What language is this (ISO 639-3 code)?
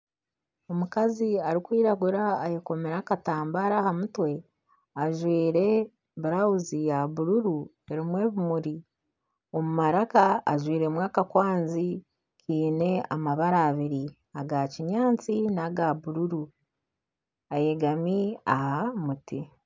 nyn